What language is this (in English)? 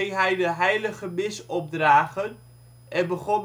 Dutch